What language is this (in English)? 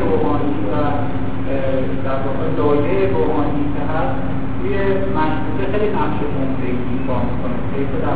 Persian